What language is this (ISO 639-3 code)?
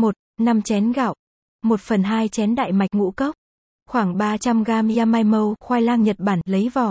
vie